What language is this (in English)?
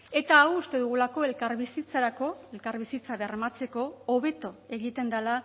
Basque